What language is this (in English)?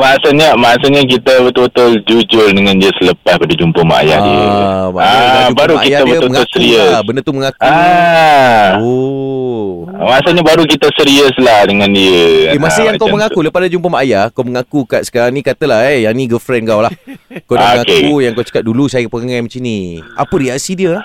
Malay